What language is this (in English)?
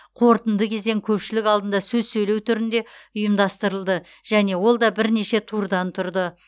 Kazakh